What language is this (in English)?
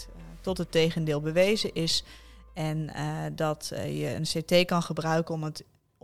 Dutch